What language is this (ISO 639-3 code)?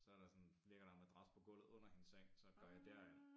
dan